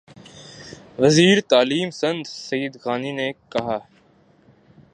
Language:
Urdu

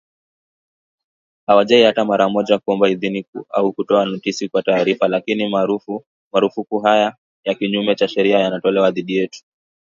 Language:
Swahili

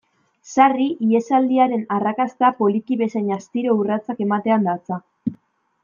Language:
Basque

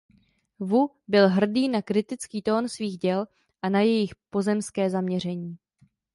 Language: Czech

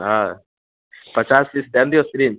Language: Maithili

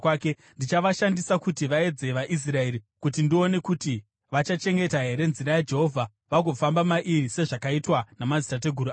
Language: Shona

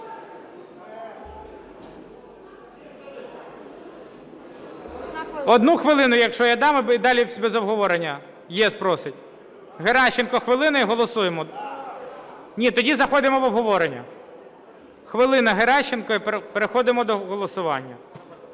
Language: Ukrainian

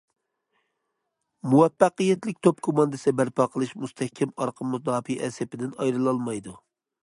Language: Uyghur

